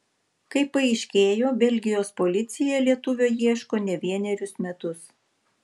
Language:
Lithuanian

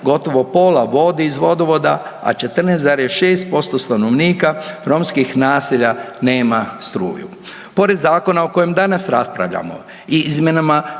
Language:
Croatian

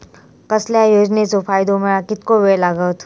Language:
Marathi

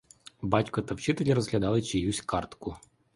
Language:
Ukrainian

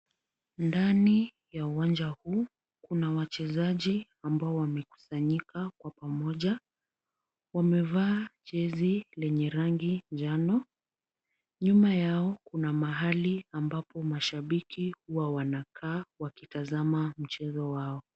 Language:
Swahili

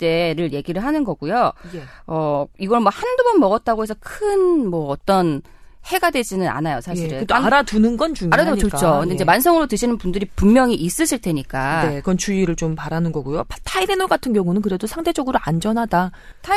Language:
Korean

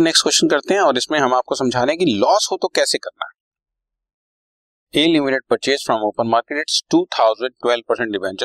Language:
Hindi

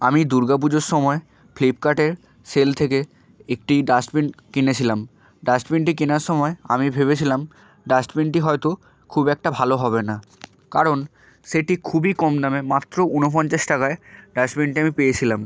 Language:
Bangla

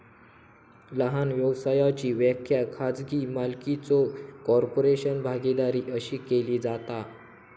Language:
Marathi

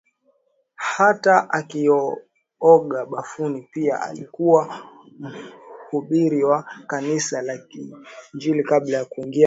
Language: Swahili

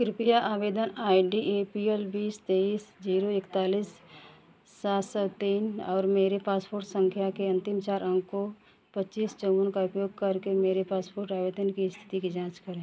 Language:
Hindi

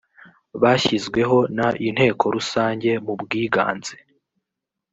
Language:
Kinyarwanda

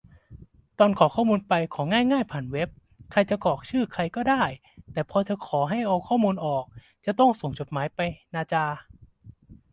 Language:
Thai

